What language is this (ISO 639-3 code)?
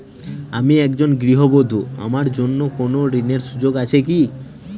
ben